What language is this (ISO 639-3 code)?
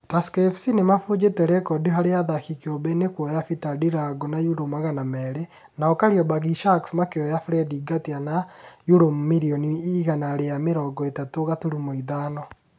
kik